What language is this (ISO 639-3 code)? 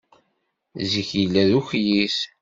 kab